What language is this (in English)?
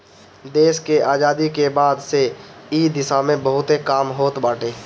Bhojpuri